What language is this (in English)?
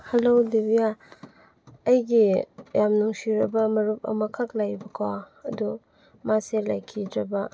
Manipuri